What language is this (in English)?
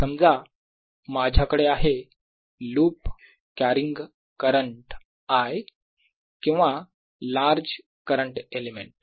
Marathi